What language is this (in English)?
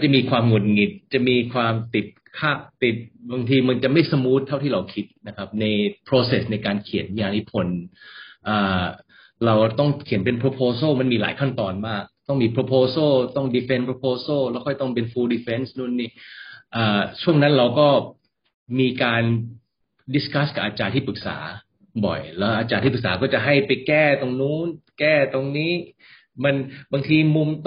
Thai